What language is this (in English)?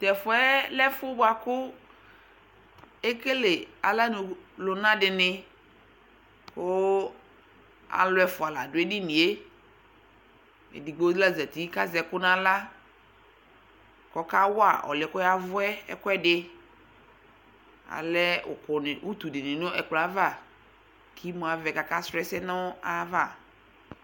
Ikposo